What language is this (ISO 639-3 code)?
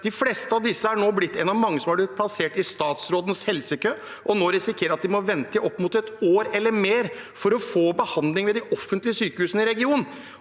nor